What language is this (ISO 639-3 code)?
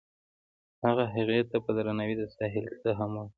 pus